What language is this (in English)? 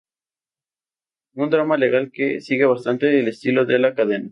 Spanish